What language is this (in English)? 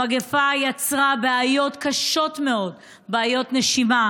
Hebrew